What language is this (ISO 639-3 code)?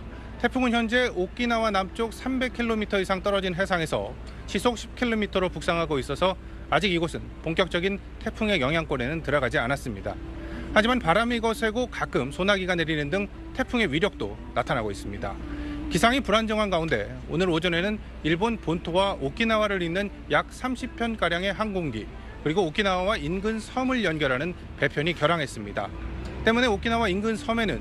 kor